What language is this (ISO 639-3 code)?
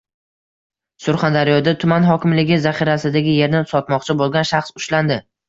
uzb